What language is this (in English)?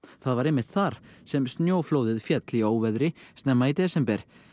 Icelandic